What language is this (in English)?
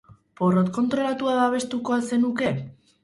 Basque